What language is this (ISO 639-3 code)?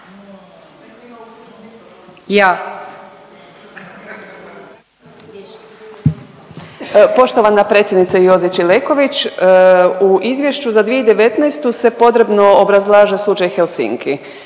hrv